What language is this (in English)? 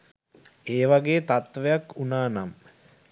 Sinhala